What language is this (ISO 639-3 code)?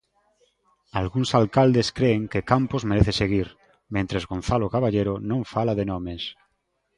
glg